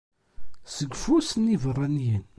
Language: Kabyle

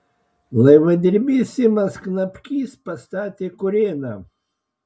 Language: Lithuanian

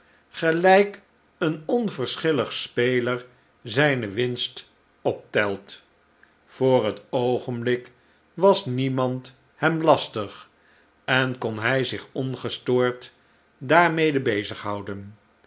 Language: Dutch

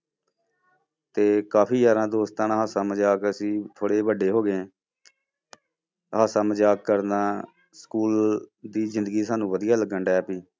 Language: Punjabi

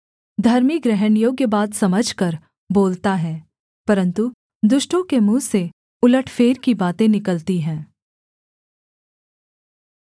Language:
Hindi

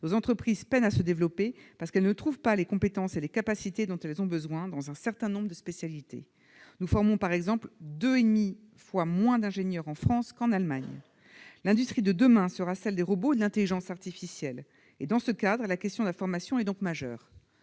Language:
French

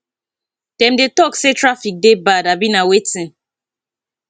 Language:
Nigerian Pidgin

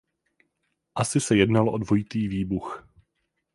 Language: Czech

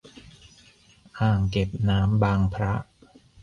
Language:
Thai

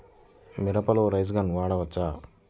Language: Telugu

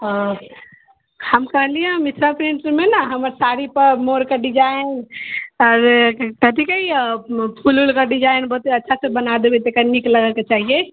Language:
Maithili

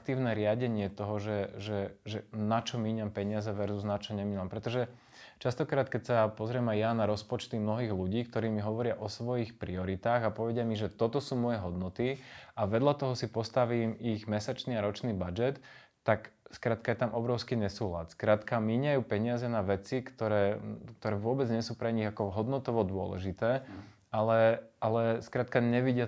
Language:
Slovak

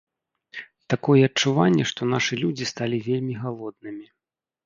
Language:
Belarusian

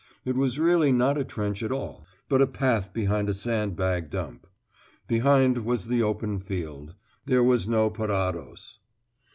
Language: English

